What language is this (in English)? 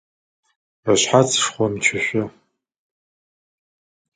Adyghe